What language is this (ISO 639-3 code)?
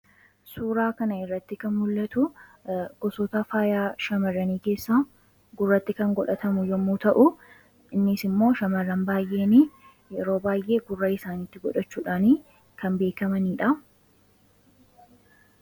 orm